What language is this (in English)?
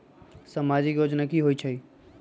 Magahi